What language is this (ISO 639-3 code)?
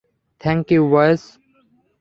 ben